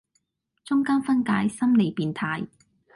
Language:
Cantonese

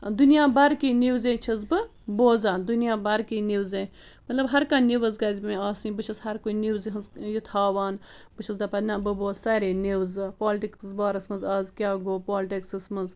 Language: Kashmiri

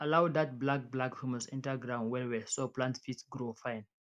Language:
Nigerian Pidgin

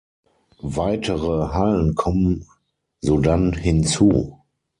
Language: German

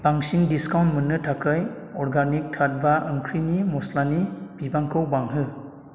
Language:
Bodo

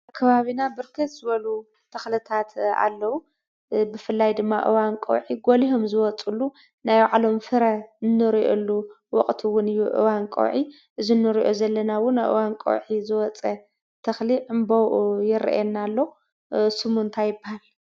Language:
Tigrinya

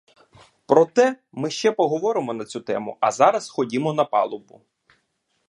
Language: Ukrainian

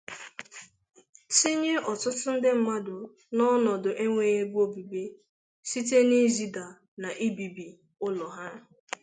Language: Igbo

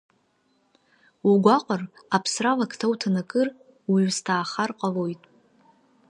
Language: Abkhazian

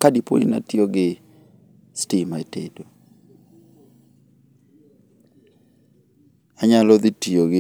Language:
Luo (Kenya and Tanzania)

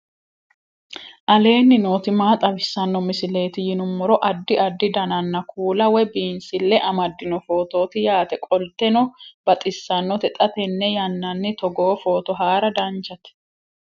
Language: Sidamo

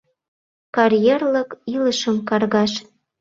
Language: Mari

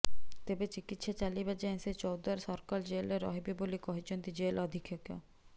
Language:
Odia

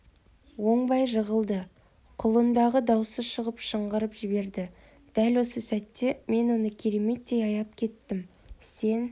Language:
Kazakh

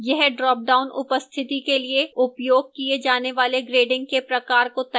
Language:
Hindi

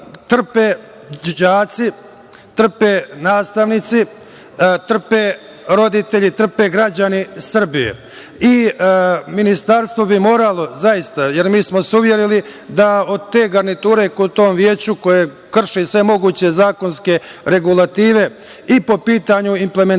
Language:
Serbian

